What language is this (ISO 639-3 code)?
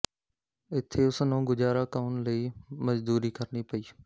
pan